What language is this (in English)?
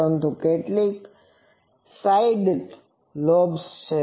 Gujarati